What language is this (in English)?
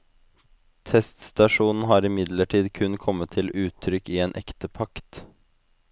Norwegian